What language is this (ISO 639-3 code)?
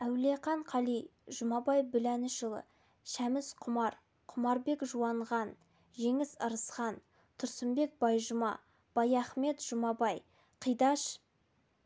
kaz